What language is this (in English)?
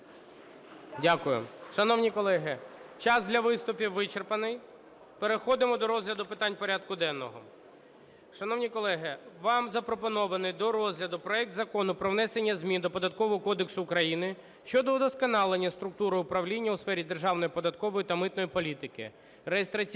Ukrainian